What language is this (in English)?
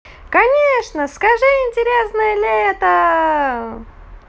Russian